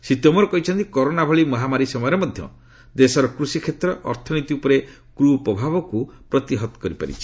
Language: Odia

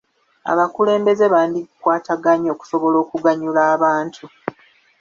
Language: Ganda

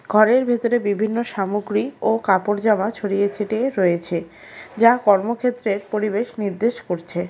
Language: Bangla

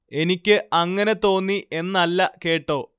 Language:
Malayalam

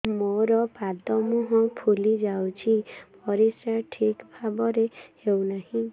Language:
Odia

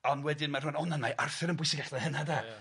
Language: Welsh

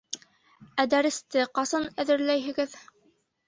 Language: Bashkir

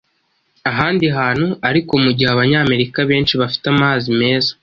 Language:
Kinyarwanda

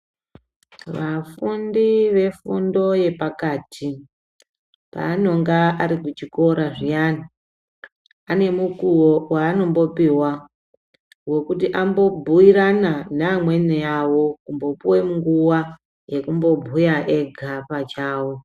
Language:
Ndau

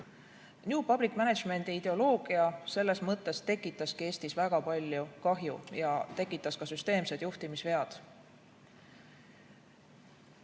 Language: Estonian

